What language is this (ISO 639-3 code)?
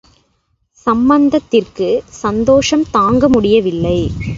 tam